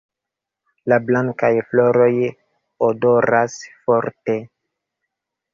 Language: Esperanto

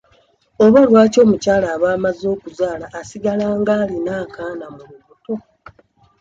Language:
Ganda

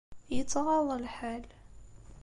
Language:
Kabyle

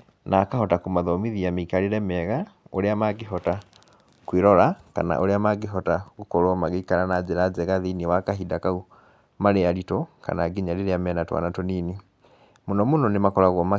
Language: Kikuyu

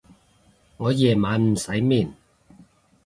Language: Cantonese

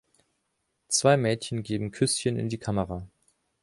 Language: German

